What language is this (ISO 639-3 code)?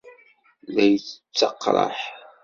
kab